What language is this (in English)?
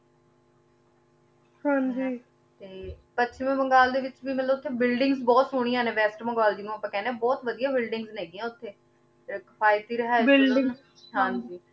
Punjabi